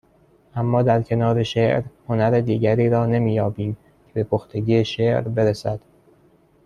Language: Persian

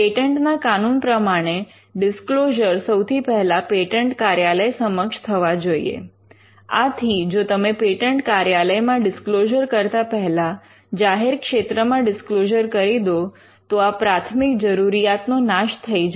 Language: Gujarati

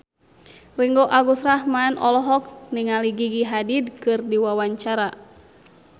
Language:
Sundanese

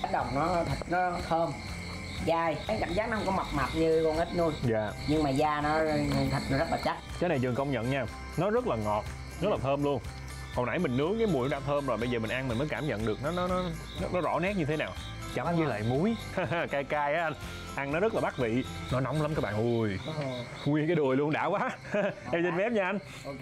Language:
Vietnamese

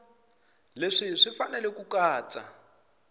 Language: Tsonga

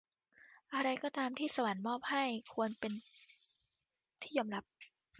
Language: Thai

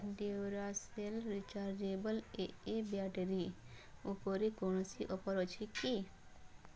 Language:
Odia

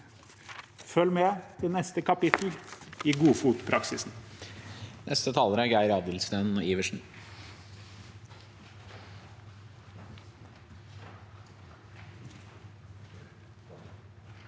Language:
Norwegian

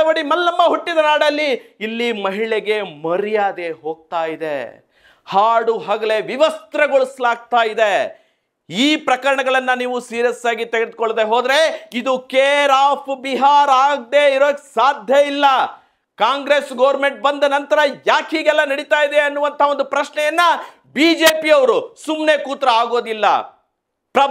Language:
Kannada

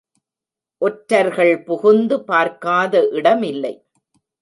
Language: Tamil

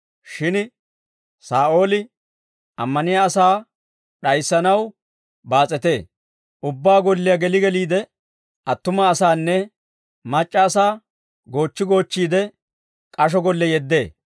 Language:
Dawro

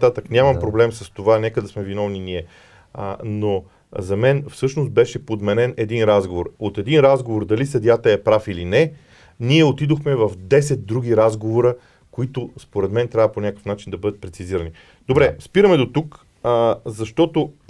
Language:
Bulgarian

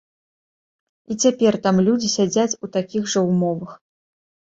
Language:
Belarusian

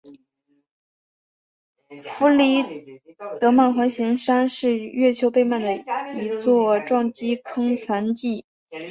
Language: Chinese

